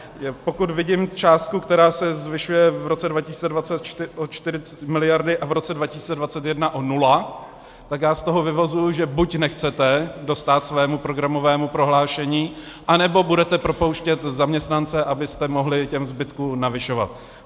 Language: Czech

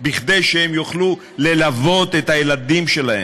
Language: Hebrew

